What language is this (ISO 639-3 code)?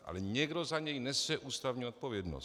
ces